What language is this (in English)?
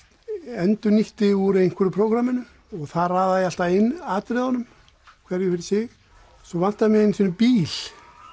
Icelandic